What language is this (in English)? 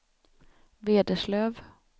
Swedish